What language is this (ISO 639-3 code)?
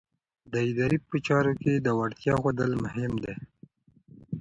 pus